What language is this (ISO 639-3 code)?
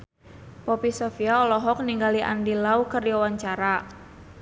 sun